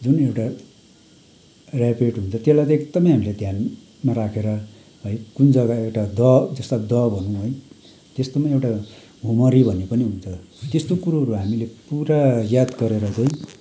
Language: Nepali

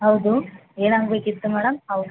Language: Kannada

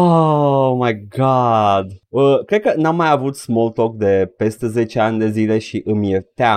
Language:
Romanian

